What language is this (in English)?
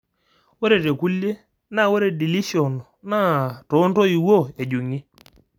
Masai